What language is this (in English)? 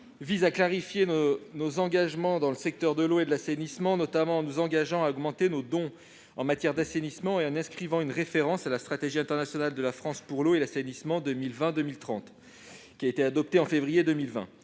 French